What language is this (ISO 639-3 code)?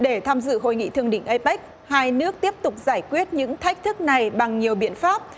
vie